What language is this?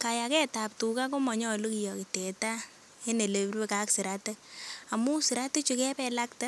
Kalenjin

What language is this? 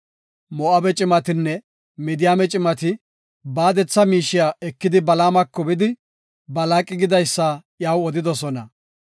Gofa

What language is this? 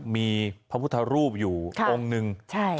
Thai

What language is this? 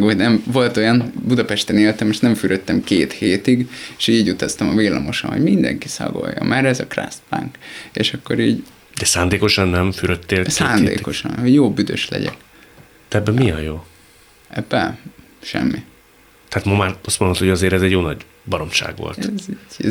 Hungarian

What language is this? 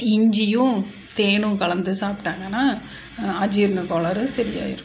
Tamil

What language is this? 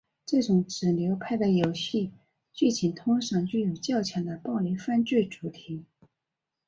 Chinese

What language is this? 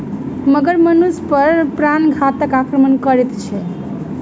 Maithili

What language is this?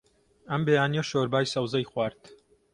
Central Kurdish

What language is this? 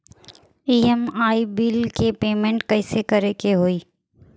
Bhojpuri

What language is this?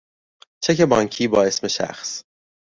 Persian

